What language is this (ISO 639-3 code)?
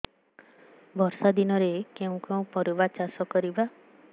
ori